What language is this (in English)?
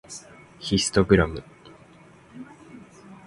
Japanese